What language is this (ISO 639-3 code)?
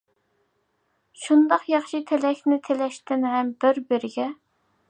uig